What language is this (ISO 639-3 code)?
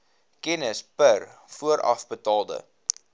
afr